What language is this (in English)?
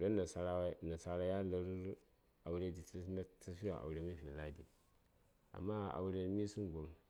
Saya